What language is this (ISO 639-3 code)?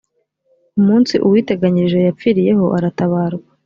kin